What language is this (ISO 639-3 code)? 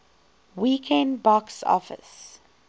eng